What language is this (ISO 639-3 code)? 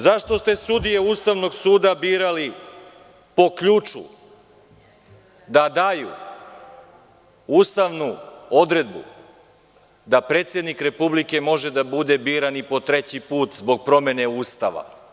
srp